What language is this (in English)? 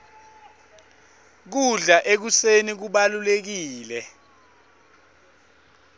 Swati